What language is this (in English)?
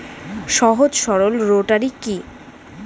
Bangla